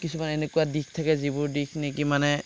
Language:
Assamese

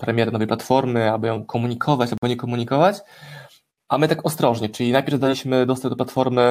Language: Polish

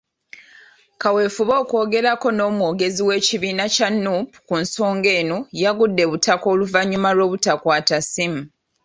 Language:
Ganda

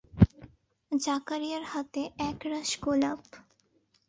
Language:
Bangla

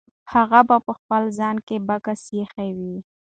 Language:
Pashto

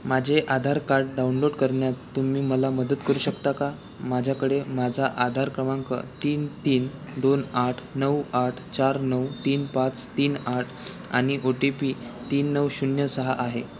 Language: Marathi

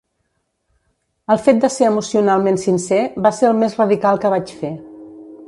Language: Catalan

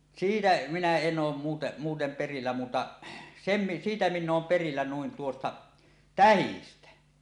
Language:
Finnish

